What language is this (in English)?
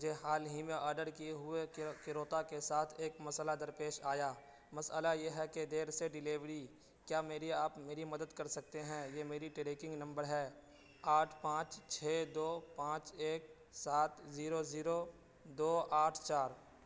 Urdu